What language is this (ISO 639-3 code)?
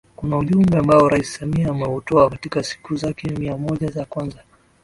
swa